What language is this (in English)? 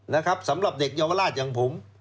Thai